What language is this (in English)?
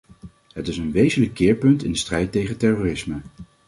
Dutch